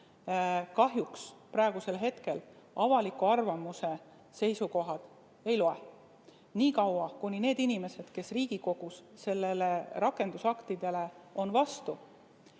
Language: Estonian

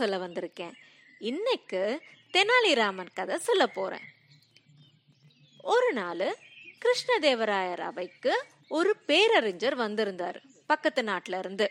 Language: Tamil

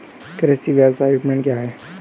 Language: Hindi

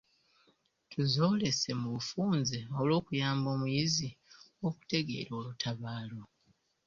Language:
Ganda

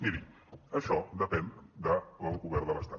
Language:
Catalan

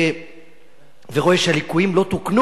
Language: Hebrew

